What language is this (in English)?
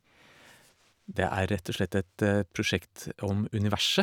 Norwegian